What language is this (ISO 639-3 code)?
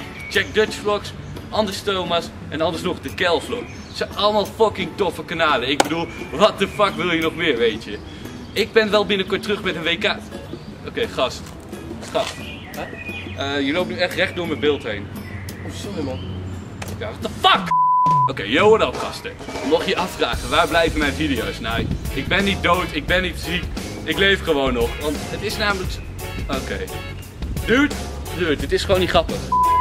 nld